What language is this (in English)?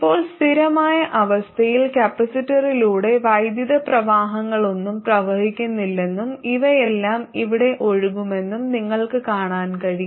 Malayalam